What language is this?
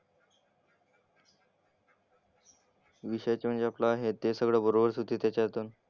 Marathi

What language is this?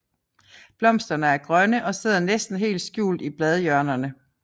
Danish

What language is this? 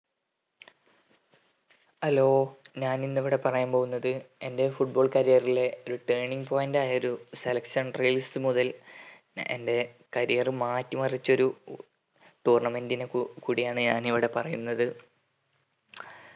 Malayalam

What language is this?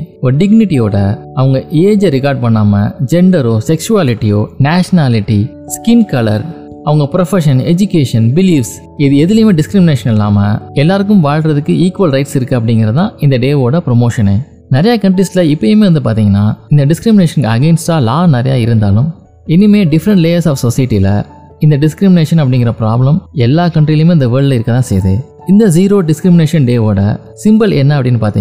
Tamil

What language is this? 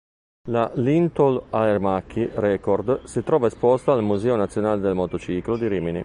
Italian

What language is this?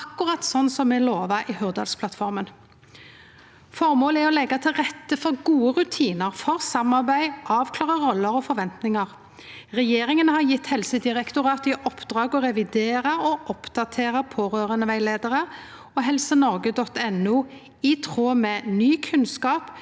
Norwegian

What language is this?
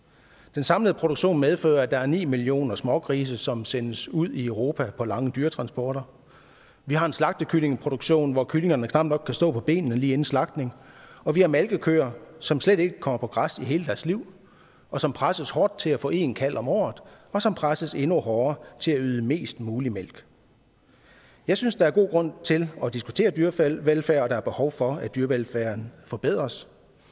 Danish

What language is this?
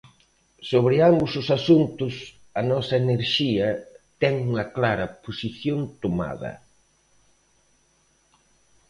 Galician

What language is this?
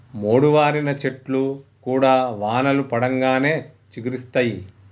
Telugu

